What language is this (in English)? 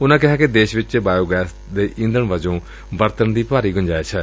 Punjabi